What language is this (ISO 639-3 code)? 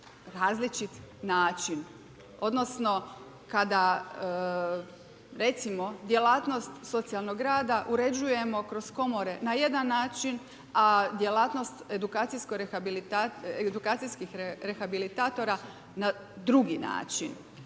hrv